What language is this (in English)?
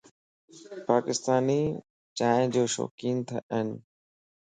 Lasi